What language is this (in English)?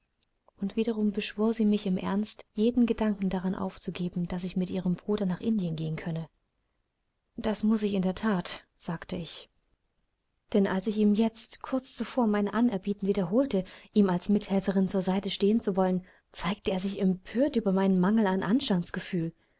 German